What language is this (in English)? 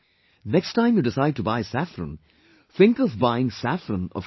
English